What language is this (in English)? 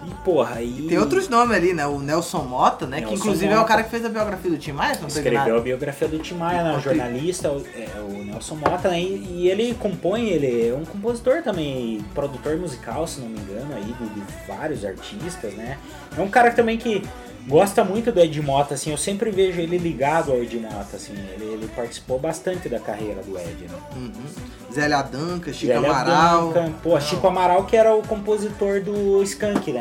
Portuguese